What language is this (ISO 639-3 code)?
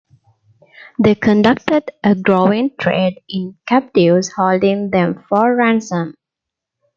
eng